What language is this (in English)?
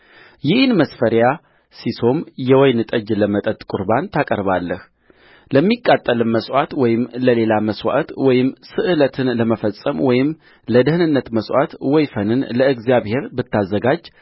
Amharic